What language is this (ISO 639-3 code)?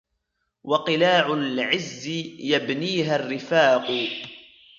ara